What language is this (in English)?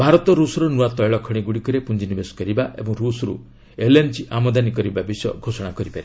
Odia